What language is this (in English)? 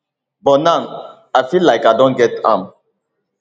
Nigerian Pidgin